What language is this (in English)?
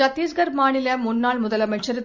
Tamil